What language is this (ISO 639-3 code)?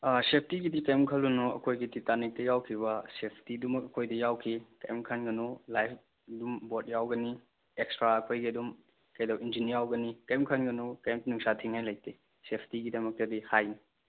mni